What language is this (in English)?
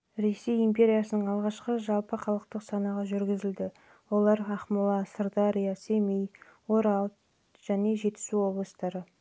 Kazakh